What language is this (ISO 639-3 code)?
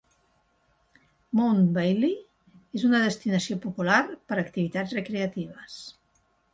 cat